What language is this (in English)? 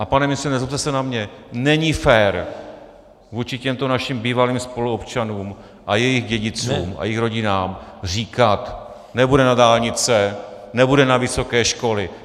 Czech